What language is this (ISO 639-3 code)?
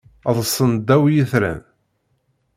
kab